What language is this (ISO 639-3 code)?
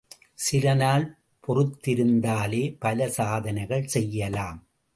tam